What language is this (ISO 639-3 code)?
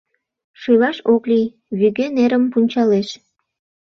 chm